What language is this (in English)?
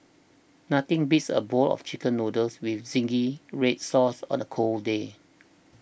English